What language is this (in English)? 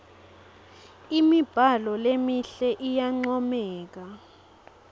Swati